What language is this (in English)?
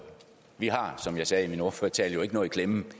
Danish